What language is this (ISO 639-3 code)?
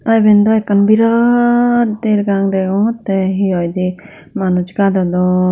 ccp